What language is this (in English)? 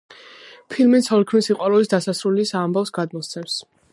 Georgian